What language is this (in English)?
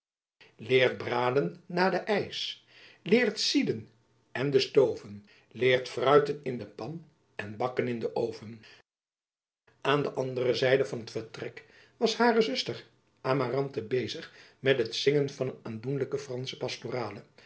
Dutch